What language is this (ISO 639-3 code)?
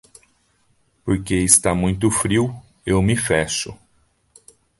por